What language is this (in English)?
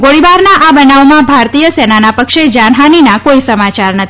Gujarati